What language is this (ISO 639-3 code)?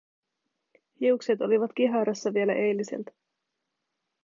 fin